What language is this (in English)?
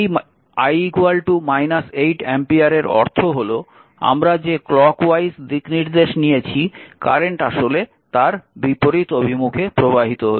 Bangla